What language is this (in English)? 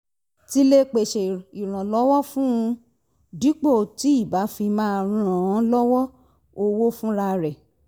Yoruba